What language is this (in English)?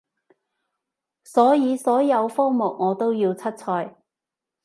Cantonese